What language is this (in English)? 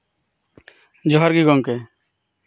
Santali